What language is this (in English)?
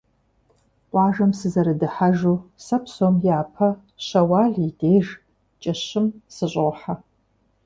Kabardian